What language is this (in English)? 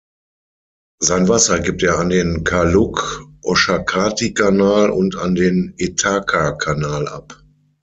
German